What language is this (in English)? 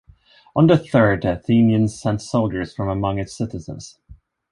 English